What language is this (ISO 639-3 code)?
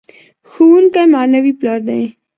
pus